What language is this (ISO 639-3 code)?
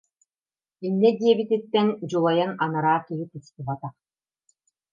sah